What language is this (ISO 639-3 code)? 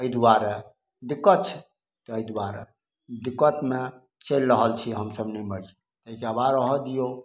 mai